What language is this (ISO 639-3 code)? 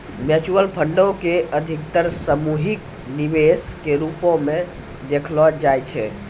mai